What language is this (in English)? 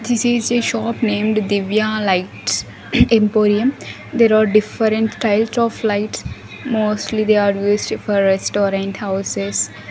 English